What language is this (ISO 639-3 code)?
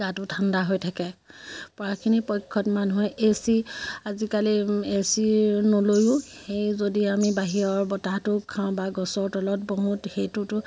asm